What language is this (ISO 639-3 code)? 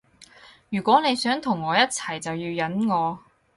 yue